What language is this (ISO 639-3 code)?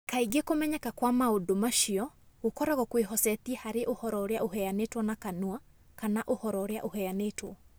kik